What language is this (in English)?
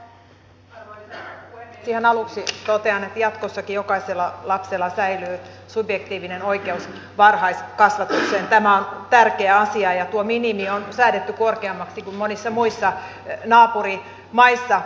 Finnish